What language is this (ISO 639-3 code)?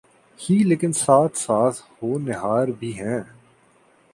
urd